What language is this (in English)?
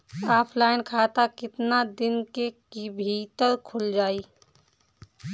Bhojpuri